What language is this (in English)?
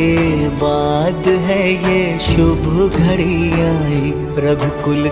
Hindi